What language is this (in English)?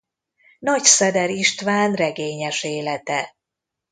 Hungarian